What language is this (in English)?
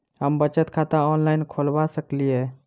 Maithili